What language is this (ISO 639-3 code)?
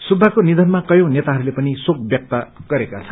nep